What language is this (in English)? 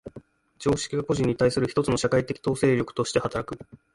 Japanese